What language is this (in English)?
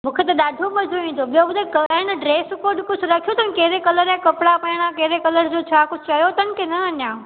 Sindhi